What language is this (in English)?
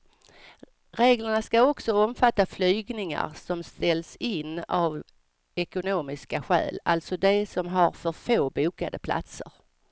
Swedish